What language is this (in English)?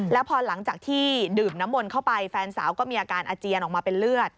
Thai